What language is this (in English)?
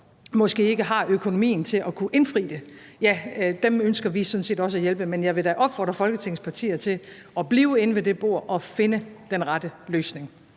Danish